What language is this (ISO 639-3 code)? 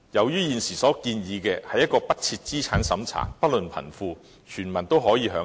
yue